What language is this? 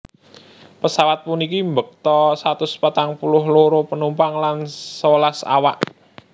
Javanese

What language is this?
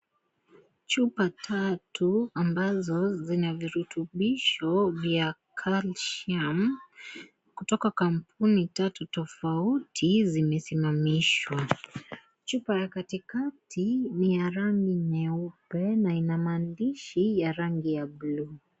Swahili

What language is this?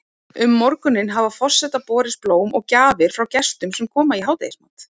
Icelandic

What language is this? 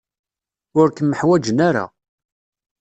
Kabyle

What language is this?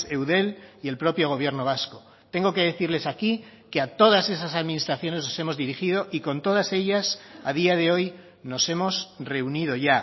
Spanish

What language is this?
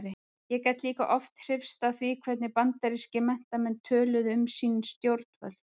Icelandic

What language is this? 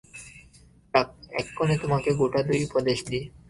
Bangla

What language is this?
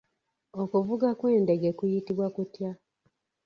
Ganda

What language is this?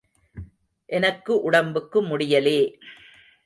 Tamil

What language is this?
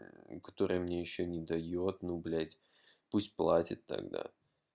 Russian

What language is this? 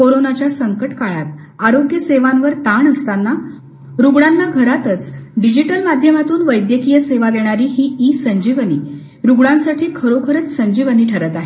Marathi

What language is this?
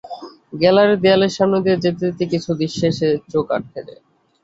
Bangla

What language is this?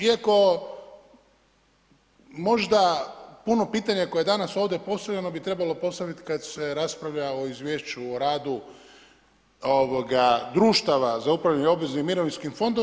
Croatian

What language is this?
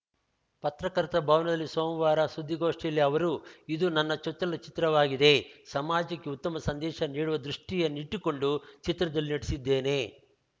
Kannada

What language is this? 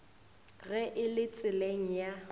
Northern Sotho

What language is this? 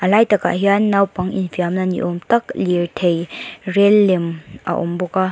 Mizo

